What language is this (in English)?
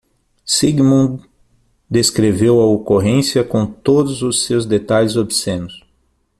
Portuguese